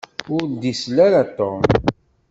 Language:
Kabyle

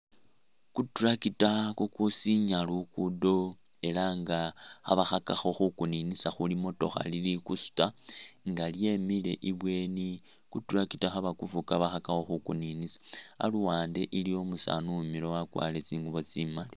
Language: Masaaba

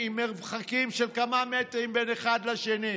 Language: Hebrew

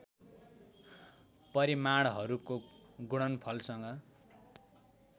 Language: Nepali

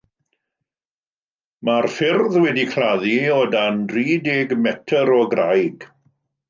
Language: Welsh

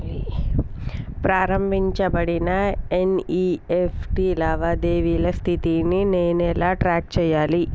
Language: Telugu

